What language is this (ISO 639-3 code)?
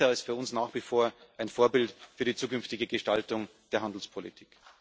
deu